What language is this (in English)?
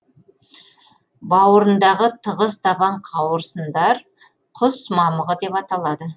Kazakh